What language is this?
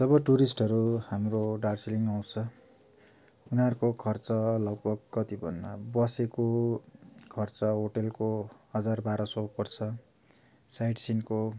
Nepali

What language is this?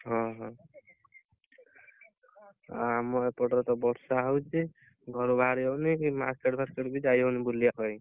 Odia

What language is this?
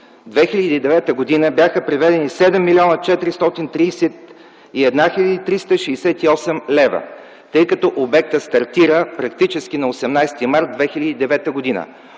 Bulgarian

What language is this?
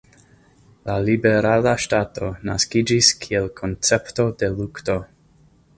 Esperanto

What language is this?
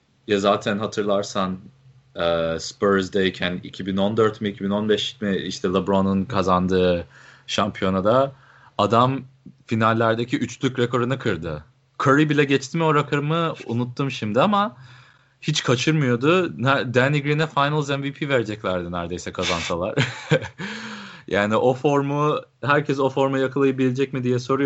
Turkish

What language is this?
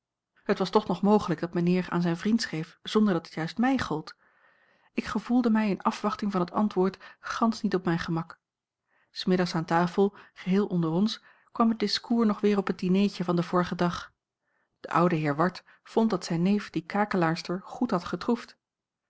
Dutch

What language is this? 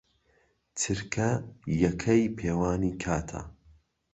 Central Kurdish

